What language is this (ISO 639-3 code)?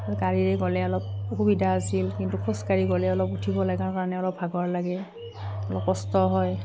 asm